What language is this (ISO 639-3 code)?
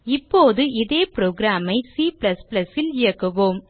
tam